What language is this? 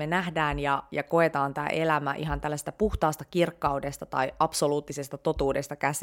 Finnish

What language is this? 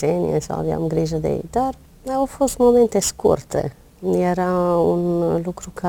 Romanian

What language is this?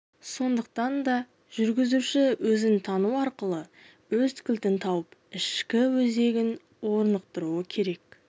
Kazakh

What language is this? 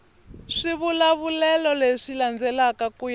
Tsonga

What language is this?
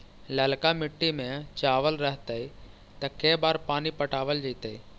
Magahi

